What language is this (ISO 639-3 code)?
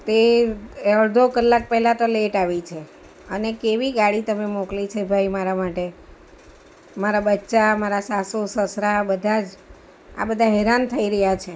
guj